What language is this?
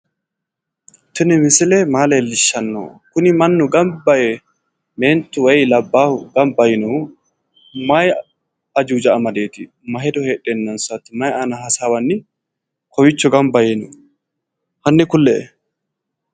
Sidamo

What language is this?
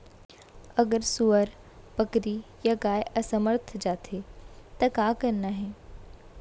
Chhattisgarhi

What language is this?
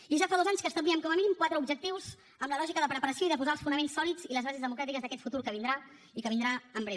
Catalan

